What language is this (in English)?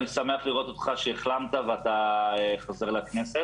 Hebrew